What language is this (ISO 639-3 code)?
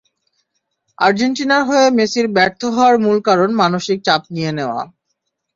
ben